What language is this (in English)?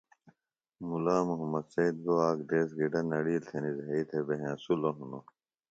Phalura